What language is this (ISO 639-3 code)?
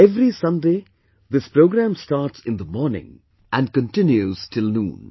eng